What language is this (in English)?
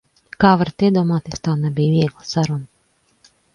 Latvian